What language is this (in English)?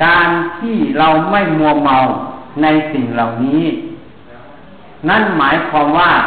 Thai